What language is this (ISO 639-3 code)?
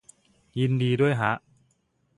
tha